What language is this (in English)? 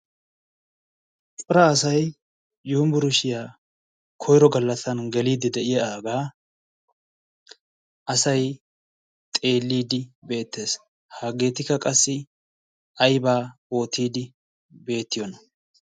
Wolaytta